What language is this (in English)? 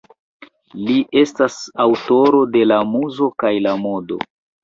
Esperanto